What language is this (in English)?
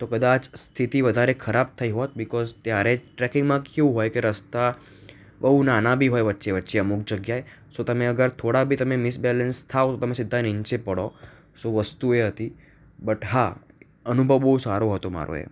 Gujarati